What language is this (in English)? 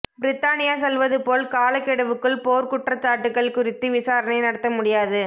Tamil